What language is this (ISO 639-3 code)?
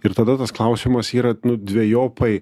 lit